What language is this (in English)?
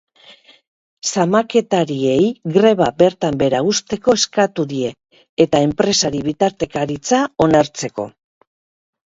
Basque